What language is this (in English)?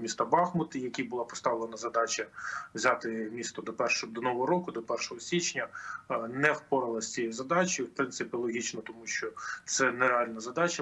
Ukrainian